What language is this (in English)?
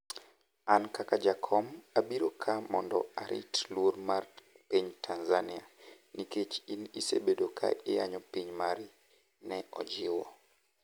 Luo (Kenya and Tanzania)